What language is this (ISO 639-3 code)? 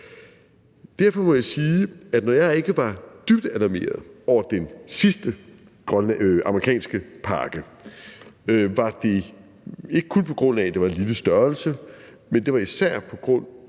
dan